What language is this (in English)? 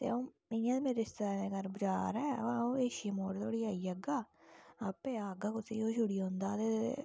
Dogri